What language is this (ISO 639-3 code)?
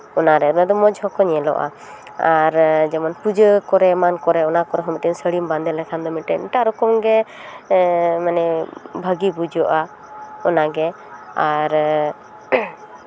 sat